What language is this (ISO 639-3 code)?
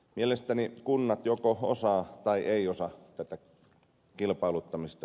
fin